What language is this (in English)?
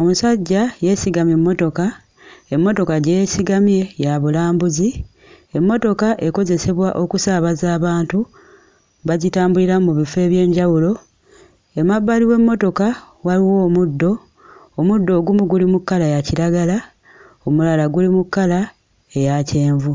Ganda